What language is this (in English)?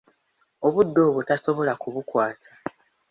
Ganda